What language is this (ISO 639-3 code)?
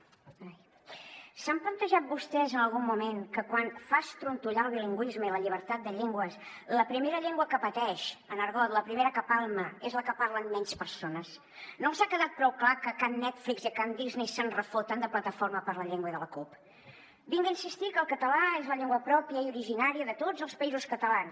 cat